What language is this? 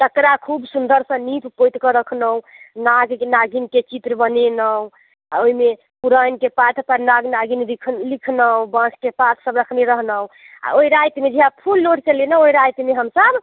Maithili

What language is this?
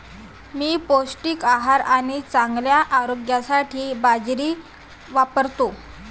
Marathi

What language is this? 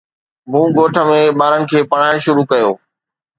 Sindhi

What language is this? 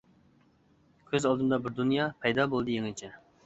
Uyghur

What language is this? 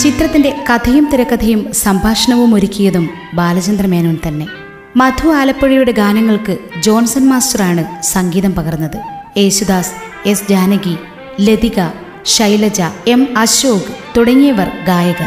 Malayalam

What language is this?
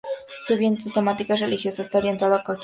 Spanish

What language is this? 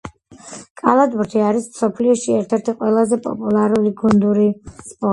Georgian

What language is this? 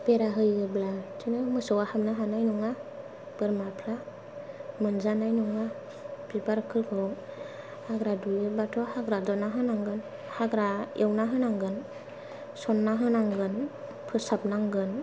Bodo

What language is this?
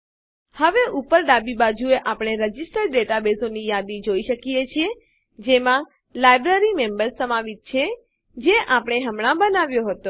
Gujarati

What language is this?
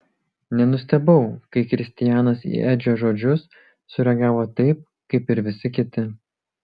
Lithuanian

